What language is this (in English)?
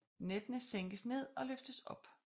Danish